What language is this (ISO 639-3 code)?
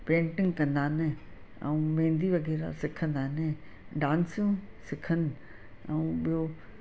snd